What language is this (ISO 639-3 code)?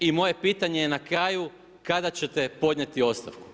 hrv